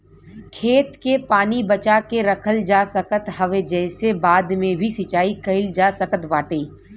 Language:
Bhojpuri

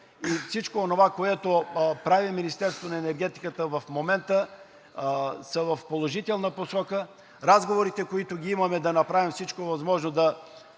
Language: Bulgarian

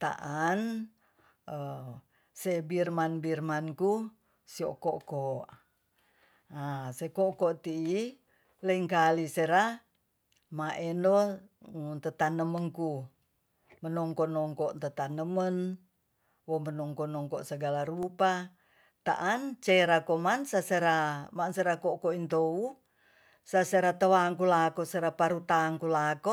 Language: Tonsea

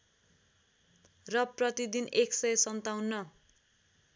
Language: Nepali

